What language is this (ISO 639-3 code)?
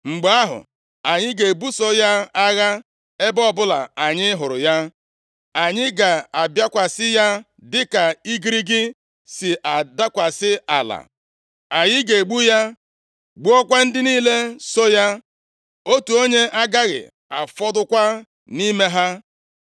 ibo